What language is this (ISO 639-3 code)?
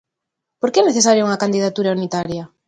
glg